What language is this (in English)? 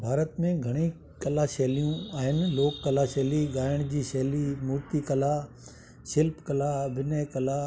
Sindhi